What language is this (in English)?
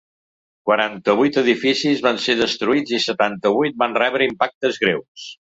Catalan